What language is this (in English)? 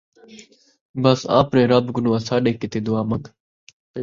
Saraiki